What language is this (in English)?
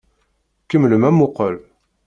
Kabyle